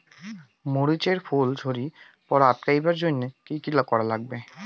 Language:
Bangla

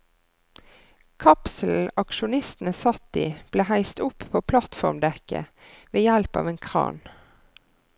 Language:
Norwegian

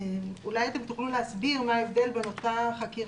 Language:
Hebrew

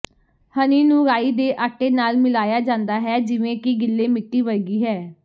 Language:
Punjabi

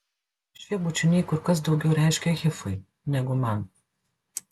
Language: Lithuanian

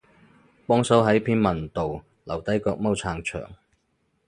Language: Cantonese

